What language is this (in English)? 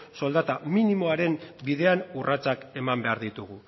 Basque